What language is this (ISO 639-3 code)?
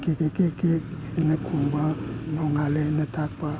mni